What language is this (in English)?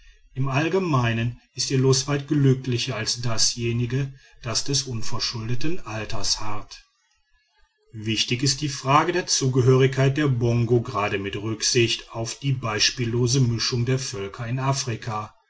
German